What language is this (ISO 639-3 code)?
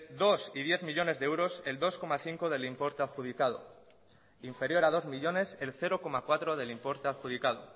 spa